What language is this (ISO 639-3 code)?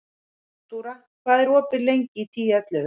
isl